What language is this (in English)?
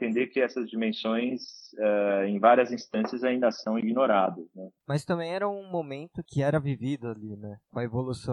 Portuguese